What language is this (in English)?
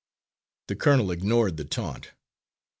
English